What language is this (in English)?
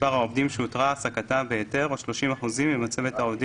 Hebrew